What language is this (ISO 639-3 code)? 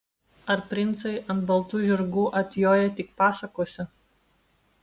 lit